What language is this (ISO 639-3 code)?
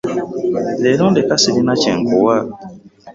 lug